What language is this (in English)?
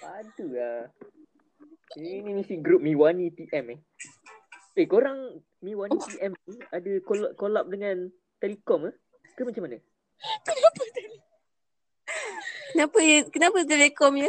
Malay